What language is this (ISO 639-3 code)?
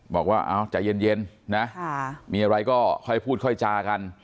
tha